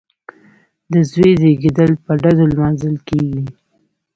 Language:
Pashto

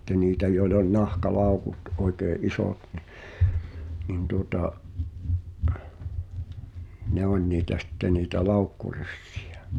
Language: Finnish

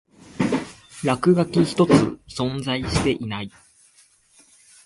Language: Japanese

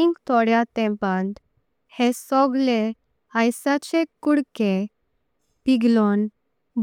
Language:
Konkani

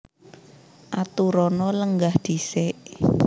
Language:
Javanese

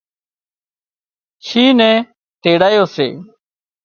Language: Wadiyara Koli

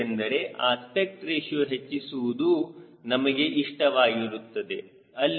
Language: Kannada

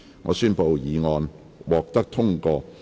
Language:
Cantonese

